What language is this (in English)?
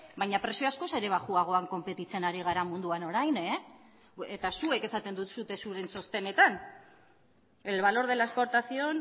Basque